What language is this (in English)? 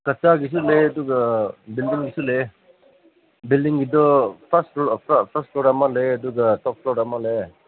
Manipuri